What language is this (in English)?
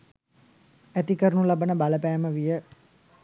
Sinhala